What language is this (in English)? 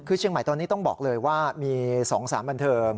Thai